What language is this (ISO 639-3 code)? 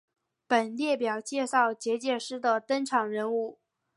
zho